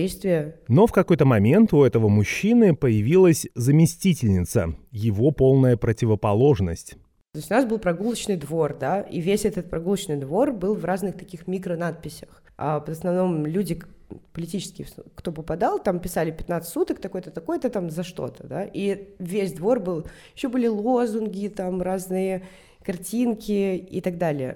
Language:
Russian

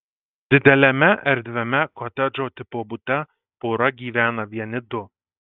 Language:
Lithuanian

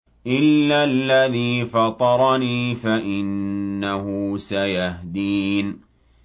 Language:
Arabic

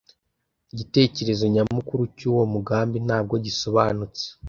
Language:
Kinyarwanda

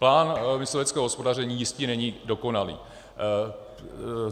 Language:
Czech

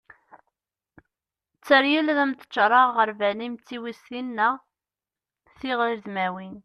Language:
Kabyle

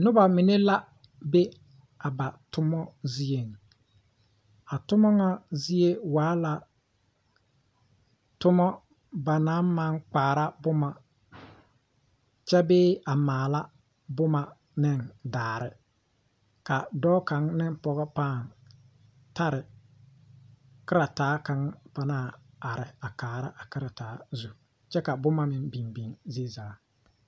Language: Southern Dagaare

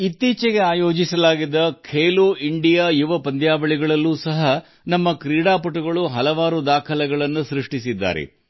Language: Kannada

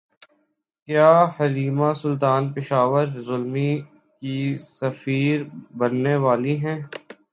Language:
Urdu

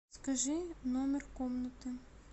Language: Russian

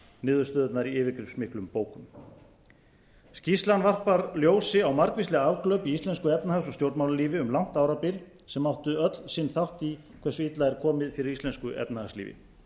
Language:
Icelandic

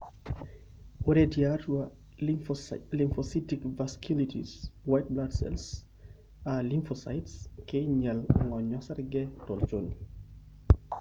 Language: Masai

